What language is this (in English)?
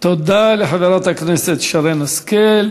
Hebrew